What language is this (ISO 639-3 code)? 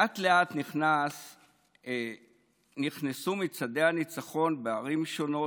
heb